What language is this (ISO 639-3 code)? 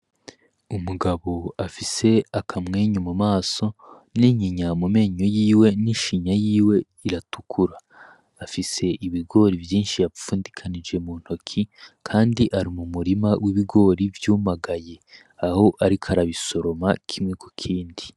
run